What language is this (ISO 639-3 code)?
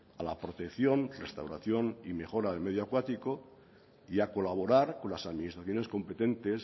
spa